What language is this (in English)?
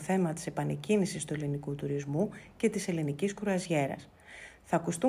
Greek